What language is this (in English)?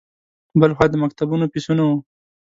Pashto